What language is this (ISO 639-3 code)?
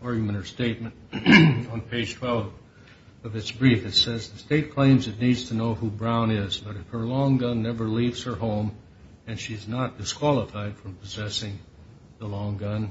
eng